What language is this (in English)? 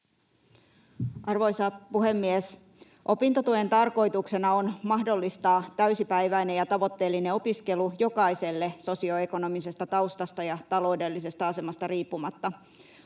Finnish